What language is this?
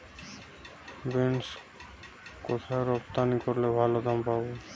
Bangla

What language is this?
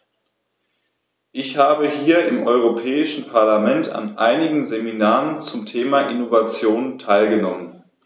German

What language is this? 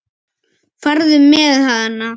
Icelandic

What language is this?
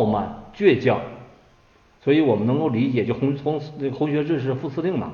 Chinese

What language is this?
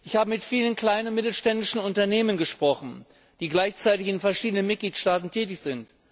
German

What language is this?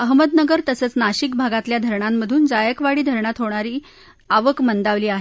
Marathi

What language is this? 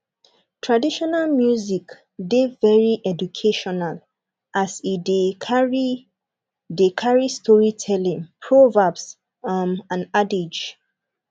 Nigerian Pidgin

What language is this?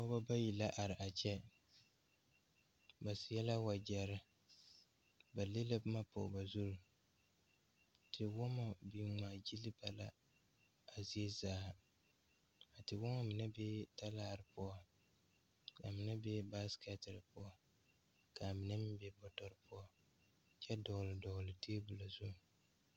Southern Dagaare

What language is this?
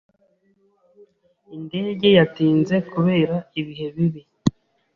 Kinyarwanda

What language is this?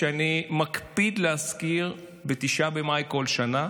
Hebrew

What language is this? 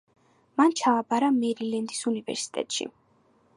Georgian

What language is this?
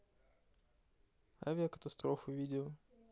Russian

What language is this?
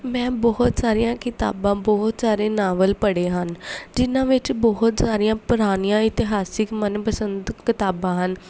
Punjabi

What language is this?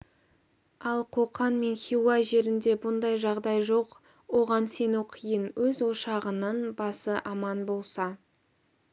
Kazakh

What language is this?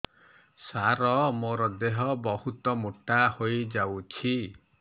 Odia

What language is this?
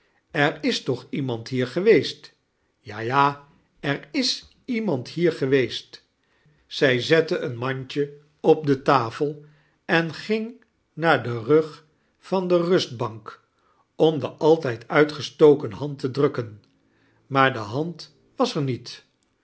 Dutch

